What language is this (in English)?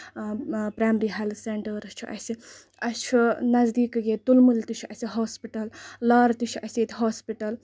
Kashmiri